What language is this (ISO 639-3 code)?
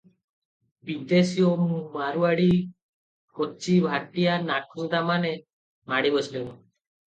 ori